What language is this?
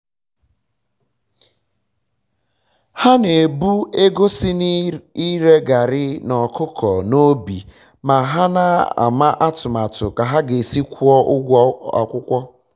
Igbo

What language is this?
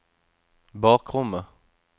Norwegian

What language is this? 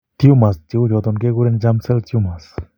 Kalenjin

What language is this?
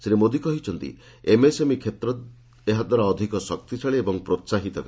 Odia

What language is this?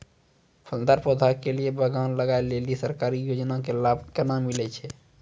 Maithili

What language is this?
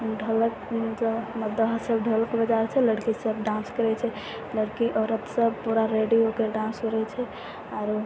Maithili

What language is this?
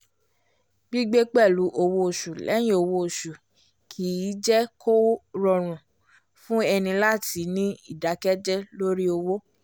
Yoruba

